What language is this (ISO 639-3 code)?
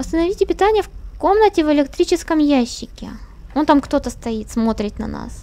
rus